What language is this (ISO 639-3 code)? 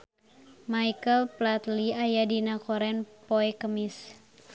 sun